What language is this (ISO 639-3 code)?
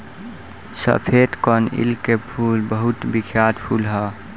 bho